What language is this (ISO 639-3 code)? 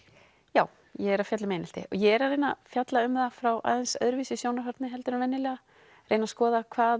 isl